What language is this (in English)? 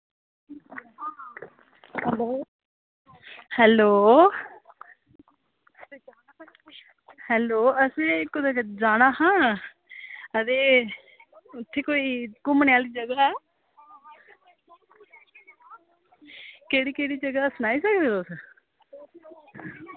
Dogri